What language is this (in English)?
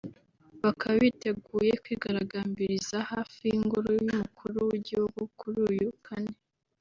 Kinyarwanda